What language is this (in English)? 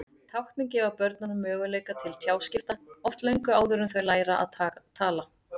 Icelandic